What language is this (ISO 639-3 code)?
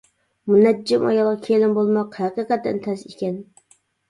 uig